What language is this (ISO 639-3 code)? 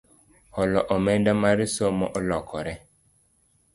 luo